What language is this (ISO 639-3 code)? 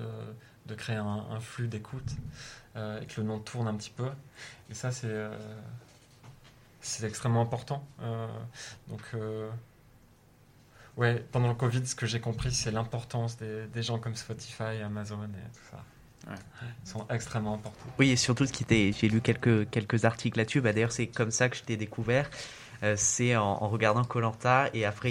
fra